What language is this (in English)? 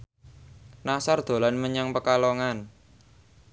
Javanese